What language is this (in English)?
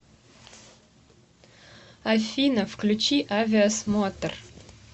Russian